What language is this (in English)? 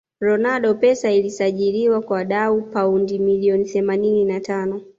Swahili